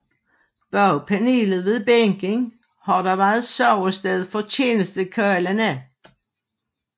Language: Danish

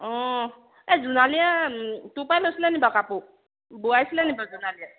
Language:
Assamese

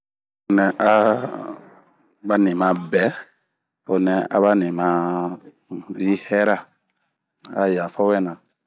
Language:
Bomu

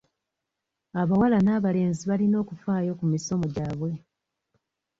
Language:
Ganda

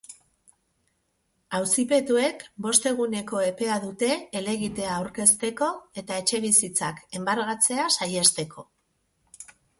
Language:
Basque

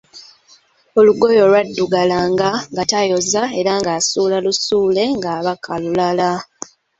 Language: Ganda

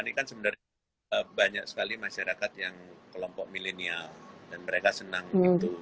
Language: Indonesian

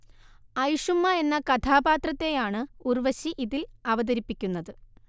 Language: Malayalam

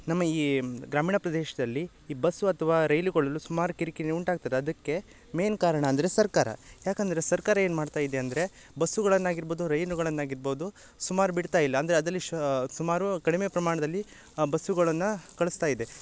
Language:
Kannada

